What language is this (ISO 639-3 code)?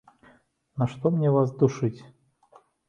bel